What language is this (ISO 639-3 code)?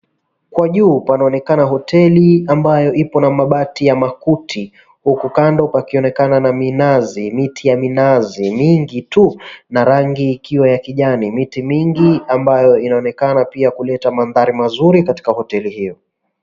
swa